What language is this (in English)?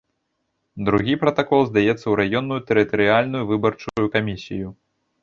Belarusian